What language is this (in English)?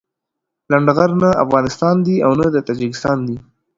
Pashto